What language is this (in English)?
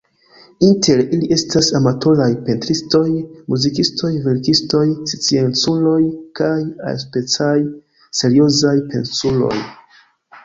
Esperanto